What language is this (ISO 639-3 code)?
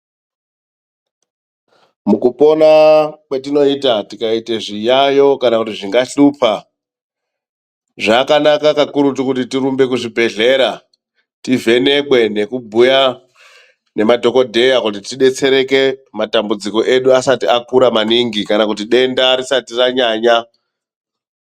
ndc